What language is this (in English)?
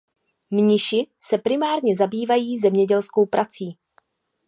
Czech